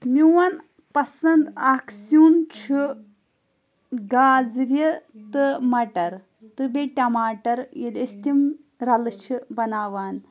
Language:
Kashmiri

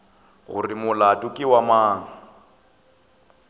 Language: Northern Sotho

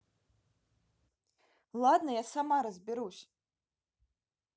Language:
Russian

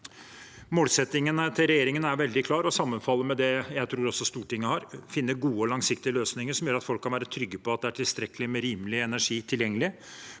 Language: Norwegian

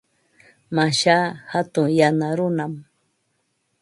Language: Ambo-Pasco Quechua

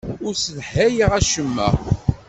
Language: Kabyle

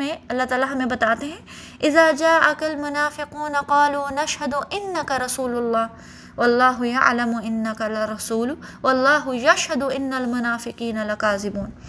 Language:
Urdu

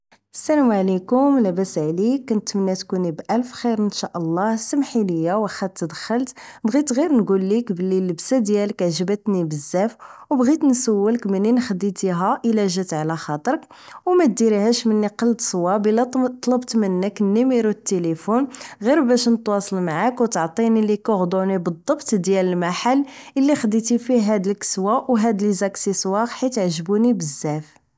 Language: Moroccan Arabic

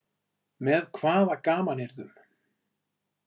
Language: Icelandic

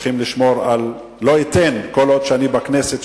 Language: Hebrew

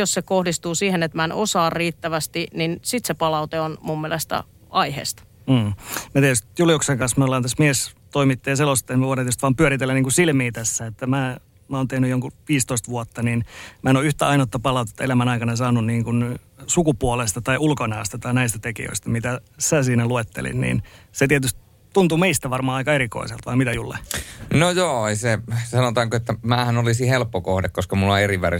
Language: Finnish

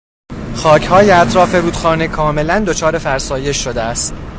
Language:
Persian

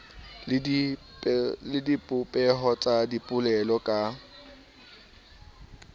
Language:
Southern Sotho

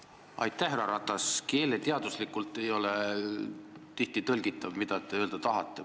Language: Estonian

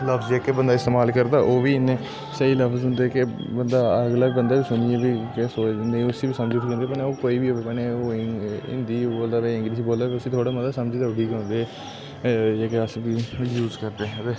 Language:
Dogri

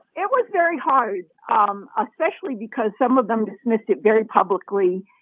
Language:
English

